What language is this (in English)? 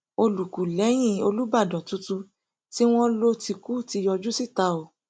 Yoruba